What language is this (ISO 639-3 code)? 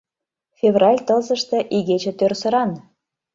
chm